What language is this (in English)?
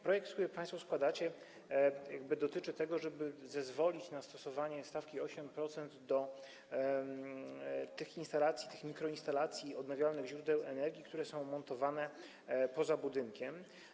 Polish